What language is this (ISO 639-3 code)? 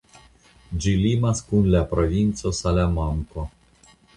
epo